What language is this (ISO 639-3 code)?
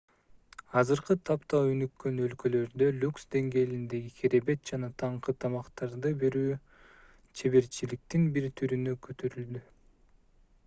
kir